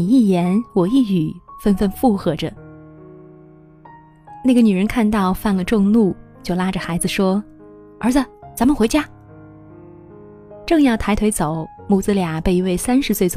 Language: Chinese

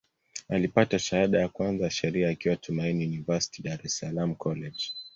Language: Swahili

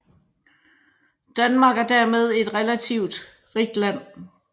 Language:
Danish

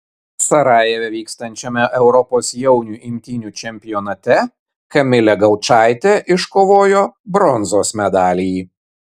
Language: Lithuanian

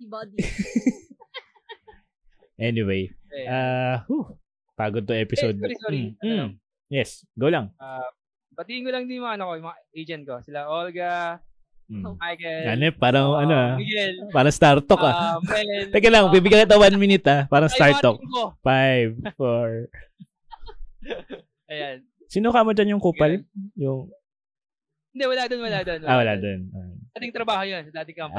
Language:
Filipino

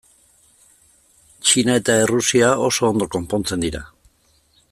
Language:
Basque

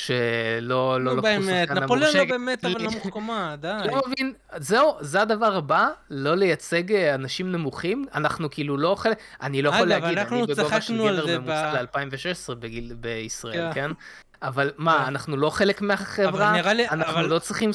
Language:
Hebrew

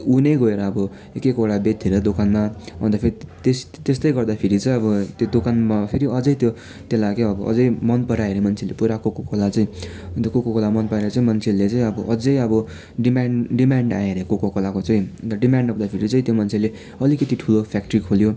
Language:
Nepali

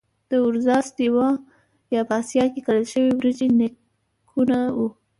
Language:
Pashto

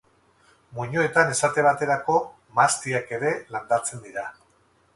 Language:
Basque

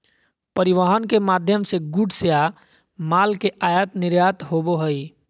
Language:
Magahi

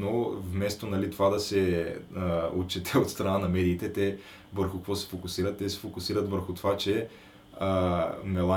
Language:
Bulgarian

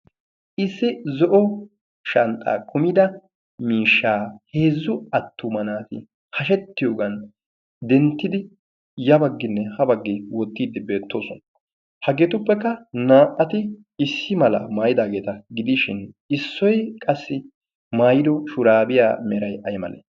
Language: Wolaytta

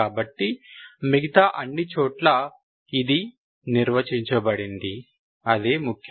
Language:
Telugu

